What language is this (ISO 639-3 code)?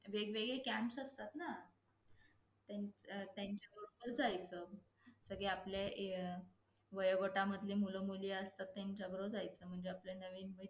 mar